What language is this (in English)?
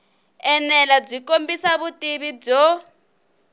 Tsonga